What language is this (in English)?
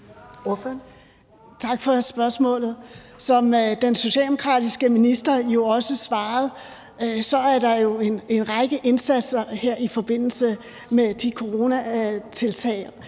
Danish